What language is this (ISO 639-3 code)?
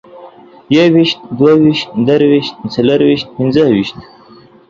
pus